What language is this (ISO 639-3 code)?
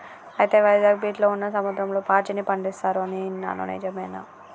tel